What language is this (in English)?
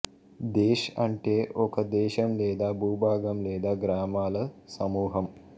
Telugu